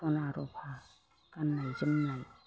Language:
Bodo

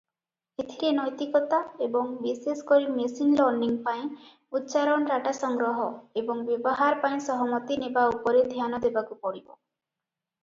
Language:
Odia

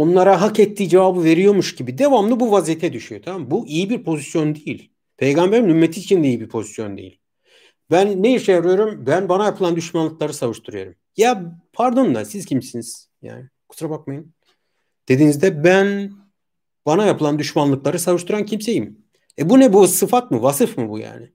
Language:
Turkish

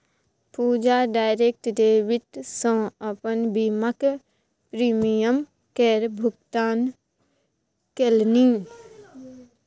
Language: Maithili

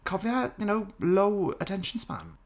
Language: Welsh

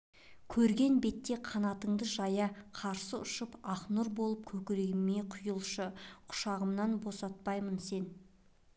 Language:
Kazakh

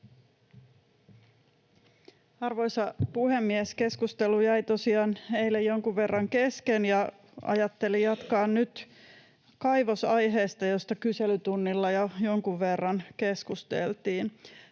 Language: Finnish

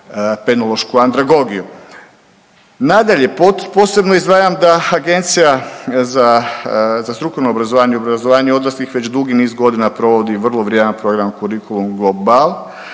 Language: Croatian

